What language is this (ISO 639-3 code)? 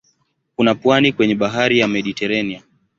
swa